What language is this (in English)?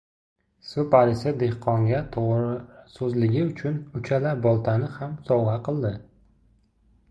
Uzbek